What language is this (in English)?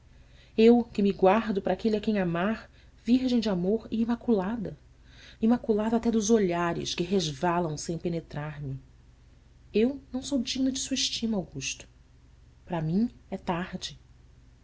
Portuguese